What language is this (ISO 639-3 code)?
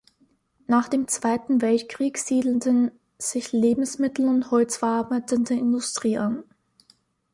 deu